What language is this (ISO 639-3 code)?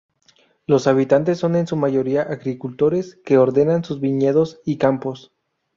spa